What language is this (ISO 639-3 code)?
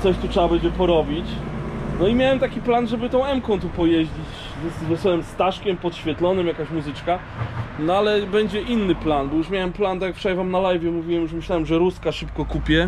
pol